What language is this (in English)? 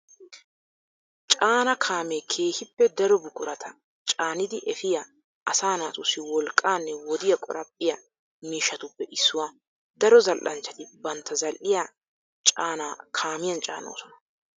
Wolaytta